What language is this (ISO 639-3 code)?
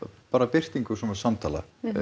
isl